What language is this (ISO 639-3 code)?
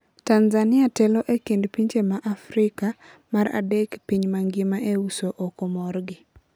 luo